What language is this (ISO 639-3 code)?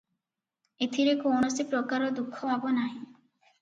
ori